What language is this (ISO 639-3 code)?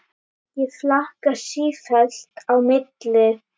isl